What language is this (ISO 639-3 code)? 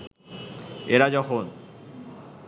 ben